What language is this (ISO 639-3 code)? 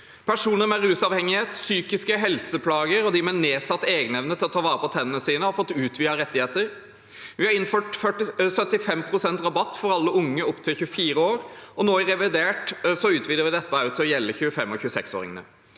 nor